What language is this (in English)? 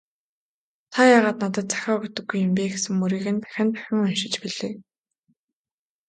Mongolian